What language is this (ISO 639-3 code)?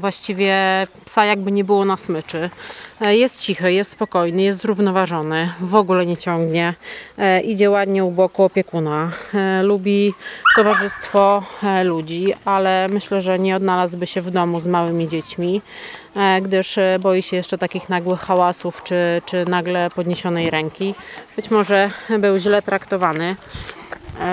pol